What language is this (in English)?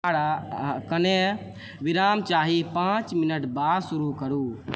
Maithili